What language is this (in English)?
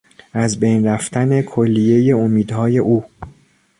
Persian